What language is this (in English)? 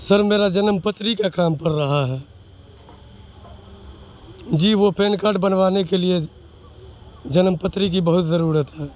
Urdu